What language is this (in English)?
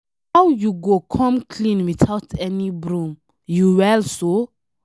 Nigerian Pidgin